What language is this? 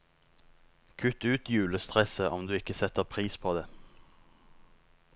Norwegian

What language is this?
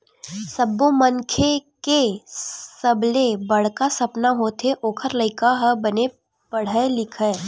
Chhattisgarhi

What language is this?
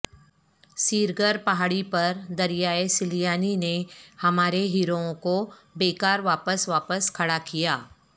Urdu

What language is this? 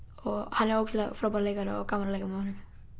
Icelandic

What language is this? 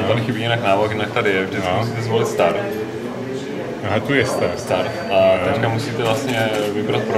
Czech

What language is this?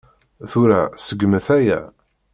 Kabyle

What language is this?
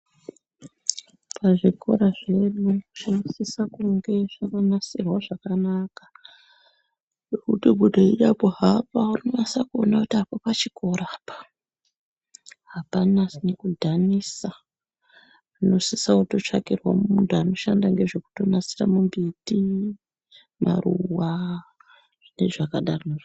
Ndau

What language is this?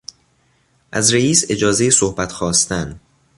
Persian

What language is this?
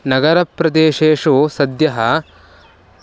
Sanskrit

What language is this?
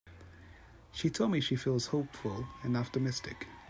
English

